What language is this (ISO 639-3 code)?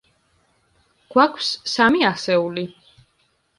kat